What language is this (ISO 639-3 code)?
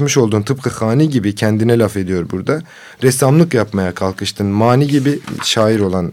tur